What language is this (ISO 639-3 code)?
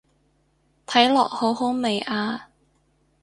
yue